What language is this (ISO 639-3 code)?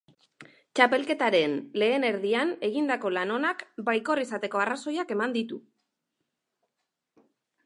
eus